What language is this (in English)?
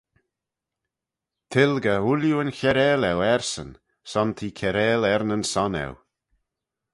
Manx